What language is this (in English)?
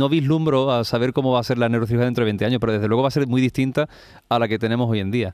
Spanish